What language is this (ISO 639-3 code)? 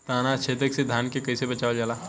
bho